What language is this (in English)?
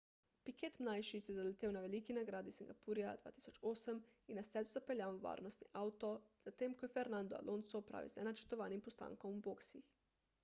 Slovenian